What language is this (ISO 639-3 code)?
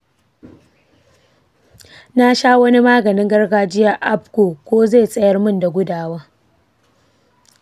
hau